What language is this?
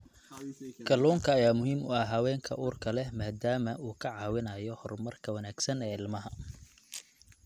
Somali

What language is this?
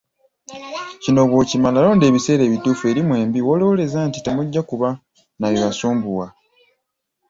Ganda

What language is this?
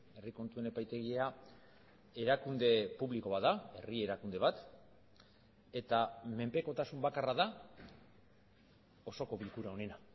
Basque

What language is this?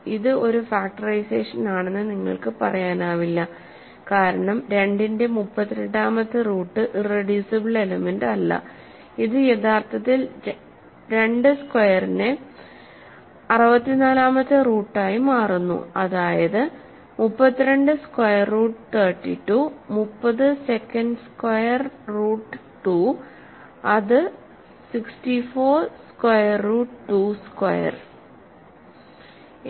Malayalam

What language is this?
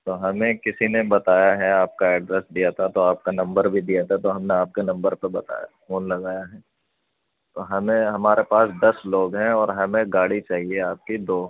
Urdu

